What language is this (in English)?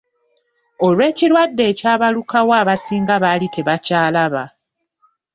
Ganda